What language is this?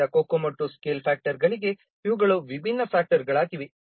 Kannada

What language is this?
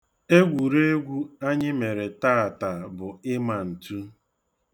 Igbo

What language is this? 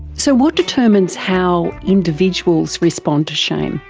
English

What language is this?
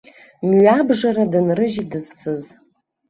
Abkhazian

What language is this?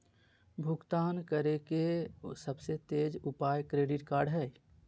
Magahi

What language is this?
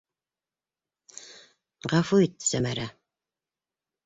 Bashkir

